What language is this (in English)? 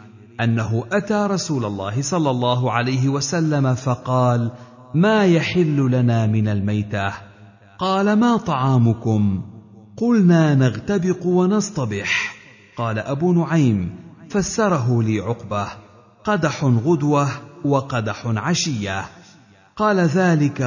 Arabic